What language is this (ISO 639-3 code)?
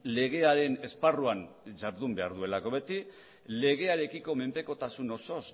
eus